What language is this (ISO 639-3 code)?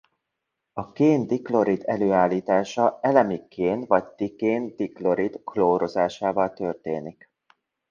hun